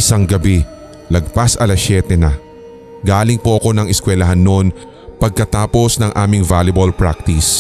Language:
Filipino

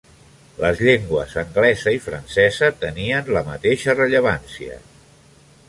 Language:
Catalan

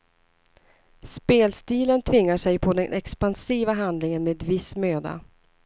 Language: Swedish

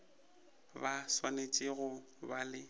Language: Northern Sotho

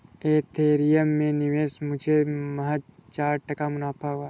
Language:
Hindi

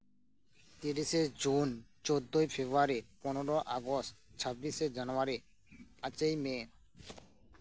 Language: Santali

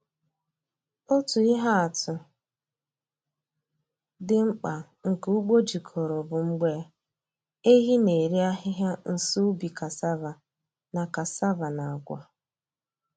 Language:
Igbo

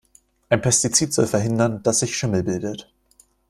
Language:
German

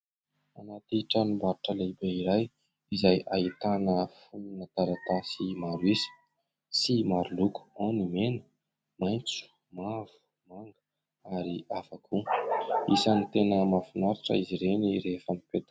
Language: Malagasy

